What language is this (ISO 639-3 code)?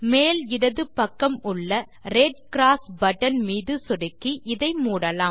tam